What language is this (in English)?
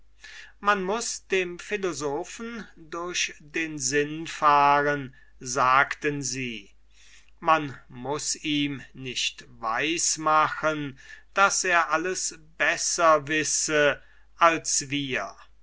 German